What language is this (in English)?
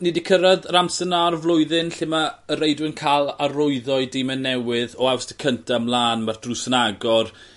Welsh